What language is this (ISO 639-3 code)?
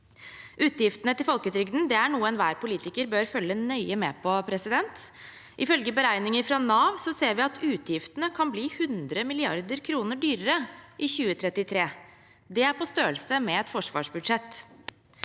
nor